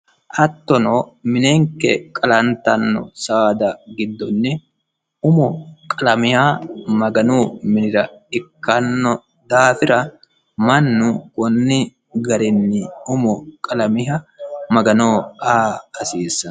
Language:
Sidamo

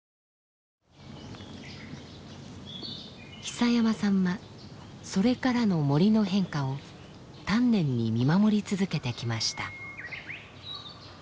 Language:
Japanese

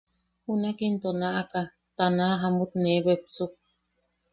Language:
Yaqui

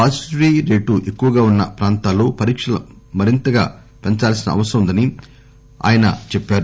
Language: Telugu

